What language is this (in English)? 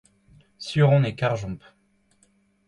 Breton